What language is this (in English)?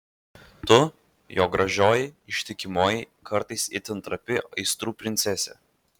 Lithuanian